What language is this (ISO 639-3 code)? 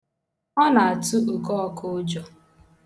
ibo